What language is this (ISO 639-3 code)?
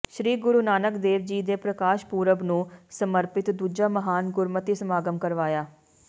pan